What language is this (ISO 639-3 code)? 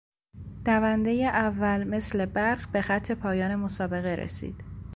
fas